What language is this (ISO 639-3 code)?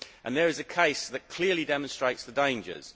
eng